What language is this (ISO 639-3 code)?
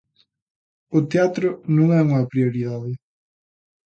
glg